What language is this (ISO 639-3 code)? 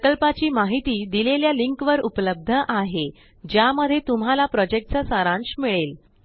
mar